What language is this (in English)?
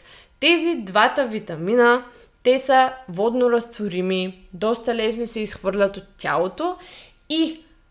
Bulgarian